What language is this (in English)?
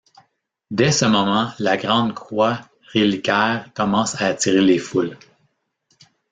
French